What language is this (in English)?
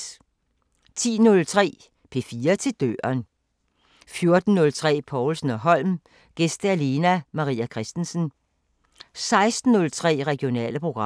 Danish